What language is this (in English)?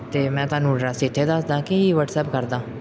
Punjabi